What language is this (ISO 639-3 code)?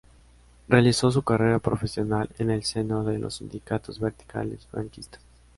spa